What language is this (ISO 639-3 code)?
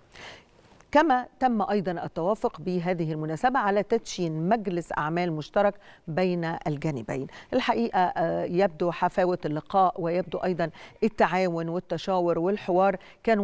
ara